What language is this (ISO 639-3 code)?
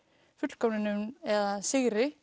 isl